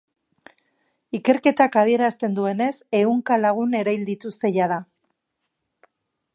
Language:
Basque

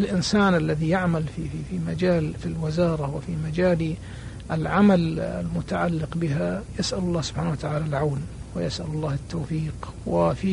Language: Arabic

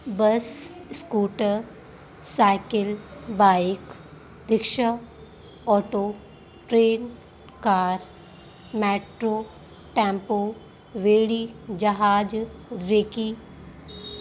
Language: Sindhi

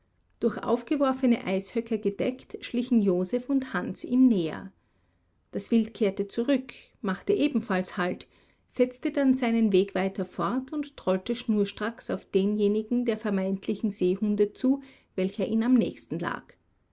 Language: German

